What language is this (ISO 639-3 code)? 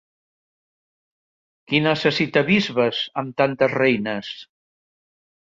cat